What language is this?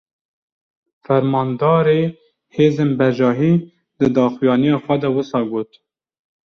Kurdish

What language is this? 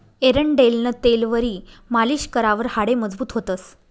Marathi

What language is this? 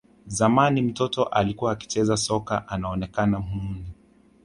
Swahili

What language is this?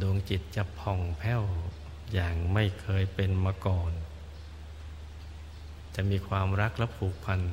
Thai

